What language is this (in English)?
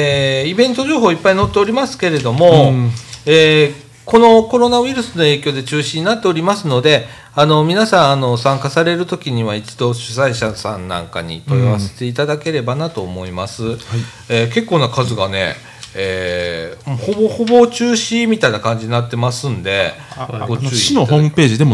Japanese